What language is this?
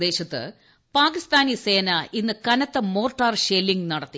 Malayalam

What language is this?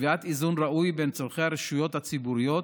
Hebrew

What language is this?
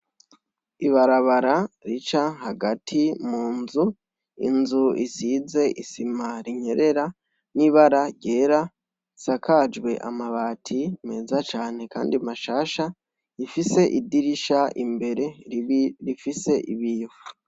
Rundi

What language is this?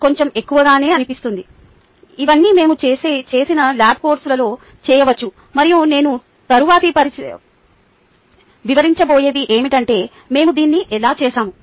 Telugu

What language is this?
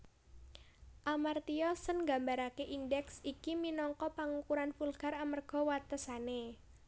Javanese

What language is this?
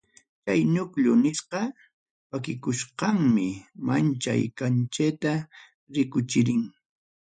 Ayacucho Quechua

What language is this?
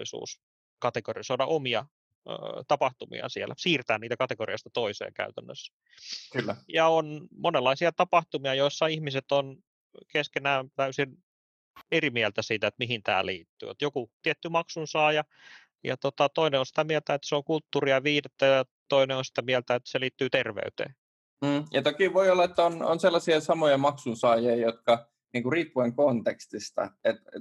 Finnish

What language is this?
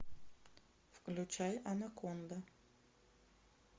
Russian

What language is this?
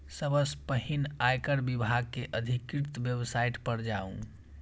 Maithili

